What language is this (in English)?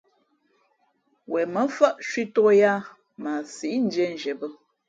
Fe'fe'